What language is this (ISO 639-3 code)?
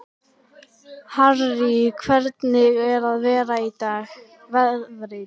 isl